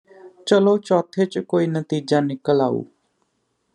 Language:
Punjabi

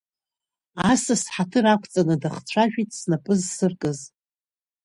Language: Abkhazian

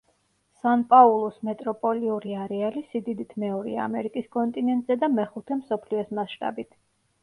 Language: Georgian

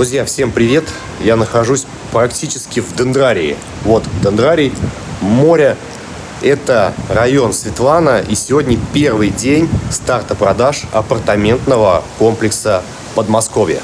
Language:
Russian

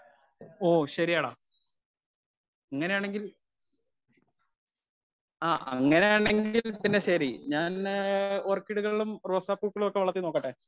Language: Malayalam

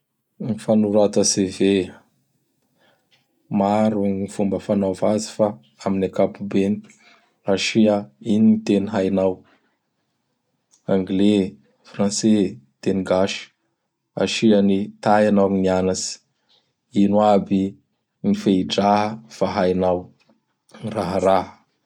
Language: Bara Malagasy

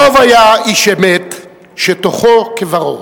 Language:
Hebrew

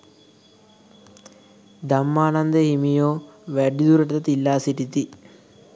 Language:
Sinhala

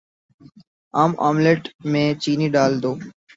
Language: Urdu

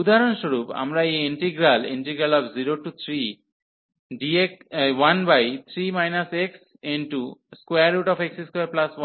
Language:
Bangla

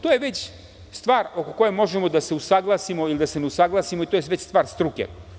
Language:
Serbian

